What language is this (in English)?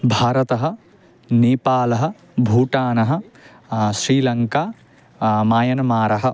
Sanskrit